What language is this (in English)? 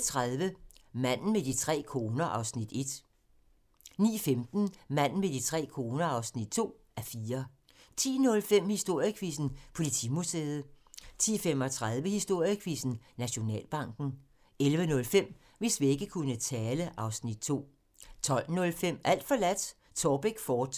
Danish